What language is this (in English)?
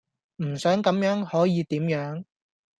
Cantonese